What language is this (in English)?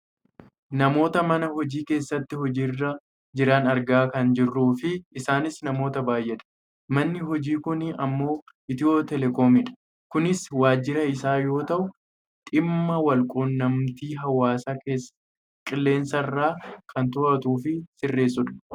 Oromo